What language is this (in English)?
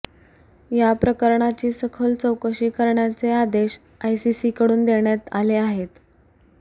Marathi